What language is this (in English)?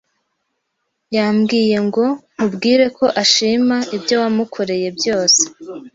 Kinyarwanda